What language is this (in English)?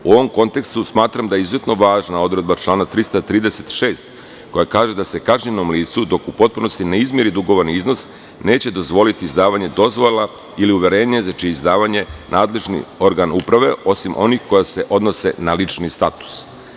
Serbian